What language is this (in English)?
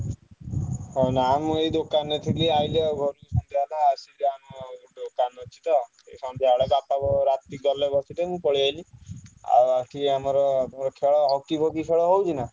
Odia